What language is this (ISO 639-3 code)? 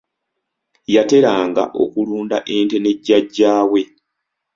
lug